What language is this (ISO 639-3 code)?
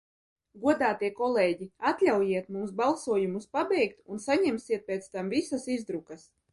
lav